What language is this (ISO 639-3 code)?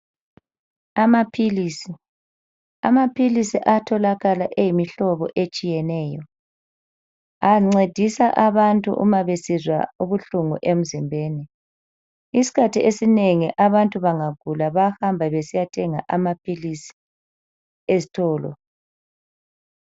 nde